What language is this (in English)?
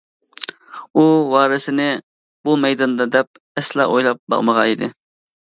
Uyghur